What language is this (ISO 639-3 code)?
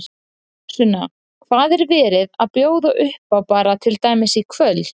isl